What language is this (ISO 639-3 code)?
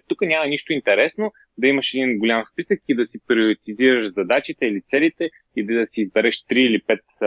bul